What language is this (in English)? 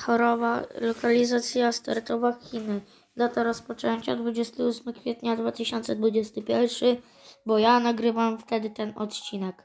Polish